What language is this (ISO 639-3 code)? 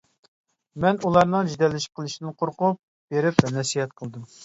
uig